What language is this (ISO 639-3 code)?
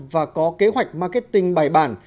vie